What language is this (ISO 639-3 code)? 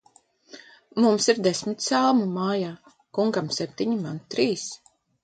lav